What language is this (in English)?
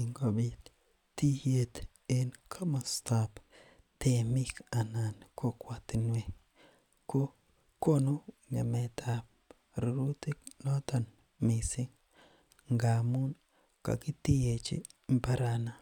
Kalenjin